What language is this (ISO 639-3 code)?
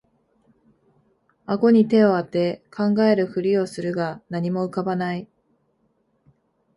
jpn